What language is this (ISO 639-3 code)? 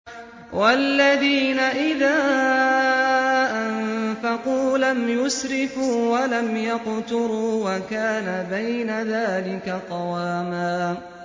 ara